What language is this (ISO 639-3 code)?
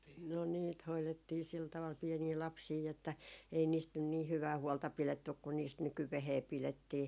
fin